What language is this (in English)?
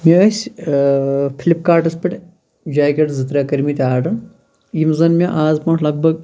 Kashmiri